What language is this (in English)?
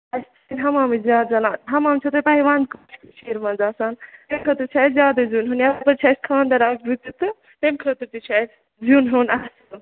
Kashmiri